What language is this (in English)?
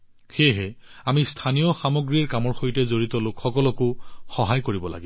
Assamese